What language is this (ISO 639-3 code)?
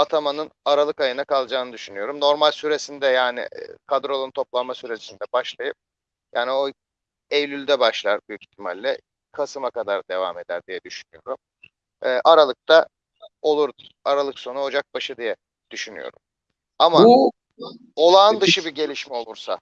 tur